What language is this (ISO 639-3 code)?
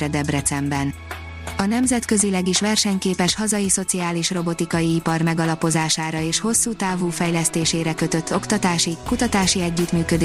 hun